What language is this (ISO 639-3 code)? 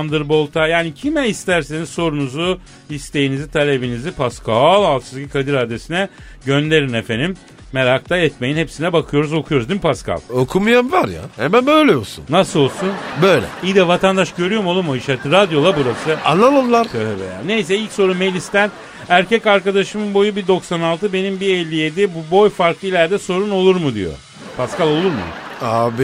tur